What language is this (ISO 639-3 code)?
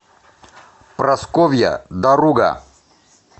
rus